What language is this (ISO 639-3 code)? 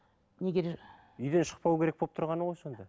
kaz